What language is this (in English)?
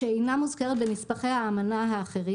Hebrew